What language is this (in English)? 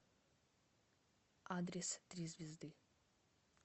Russian